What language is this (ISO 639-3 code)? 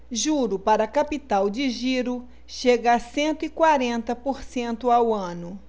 por